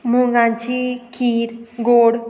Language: Konkani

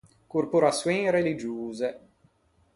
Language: Ligurian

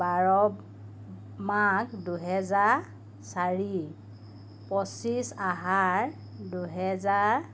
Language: Assamese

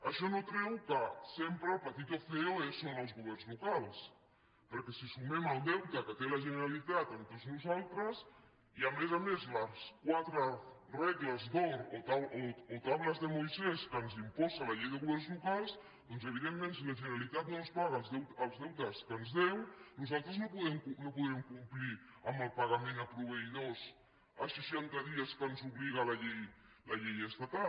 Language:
Catalan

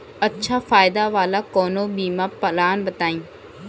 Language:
Bhojpuri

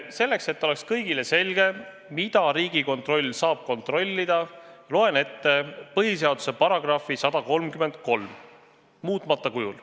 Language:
Estonian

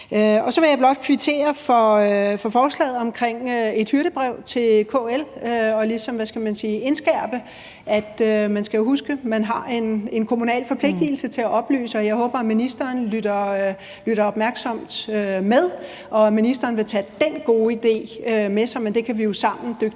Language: Danish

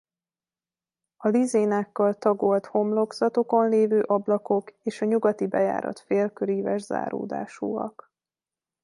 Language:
Hungarian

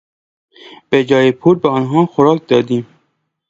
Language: Persian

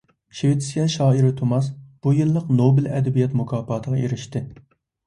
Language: Uyghur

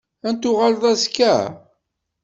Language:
Kabyle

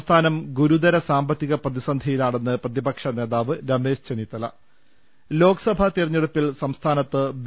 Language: Malayalam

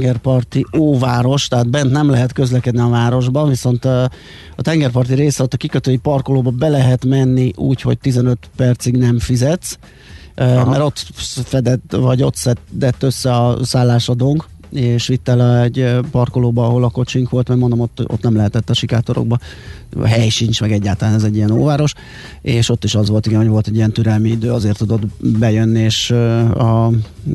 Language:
Hungarian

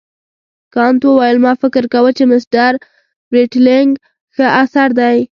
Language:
Pashto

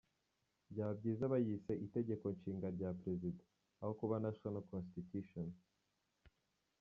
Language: Kinyarwanda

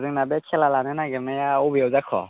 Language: Bodo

